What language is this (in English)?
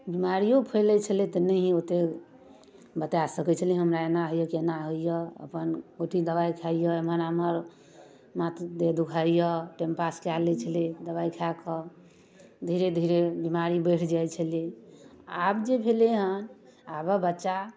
Maithili